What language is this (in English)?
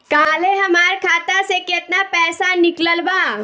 Bhojpuri